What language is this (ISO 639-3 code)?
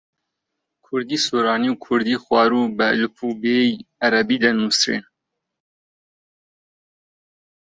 ckb